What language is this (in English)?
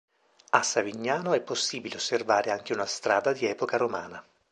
Italian